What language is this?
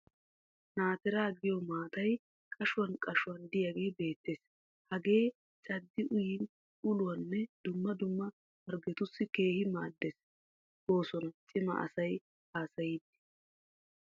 Wolaytta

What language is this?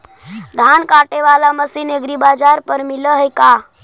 Magahi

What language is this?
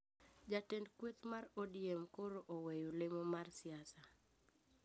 Luo (Kenya and Tanzania)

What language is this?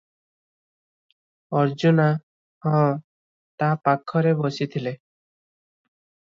Odia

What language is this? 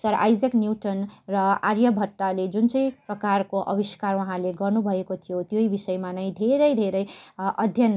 Nepali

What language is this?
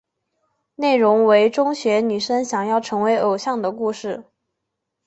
Chinese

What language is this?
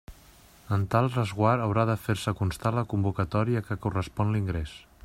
Catalan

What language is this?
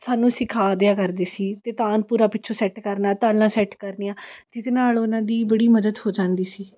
Punjabi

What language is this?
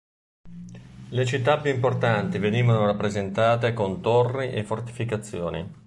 Italian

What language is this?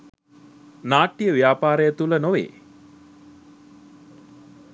Sinhala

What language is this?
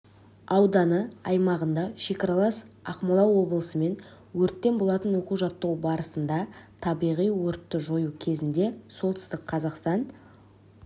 Kazakh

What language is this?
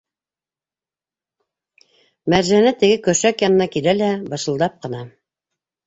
Bashkir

